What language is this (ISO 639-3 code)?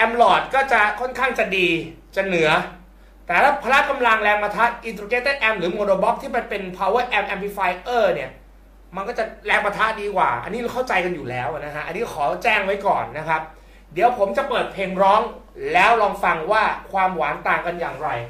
tha